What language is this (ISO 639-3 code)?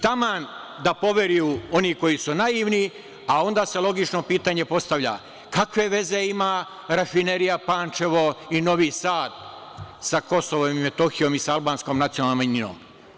srp